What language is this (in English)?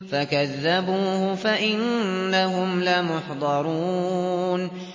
Arabic